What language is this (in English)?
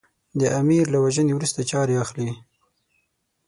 Pashto